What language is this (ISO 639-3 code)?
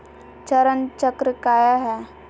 mag